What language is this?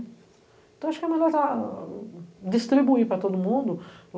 Portuguese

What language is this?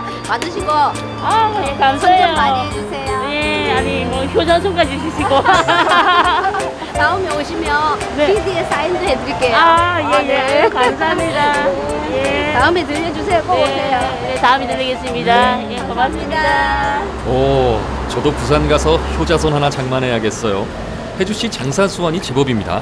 Korean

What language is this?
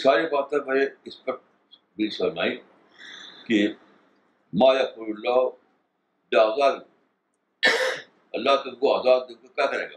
Urdu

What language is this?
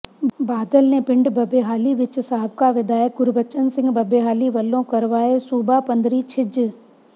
Punjabi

